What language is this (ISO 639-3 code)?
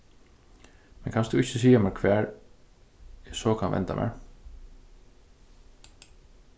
fao